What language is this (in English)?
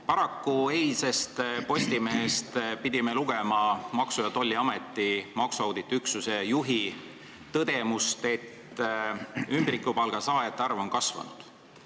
Estonian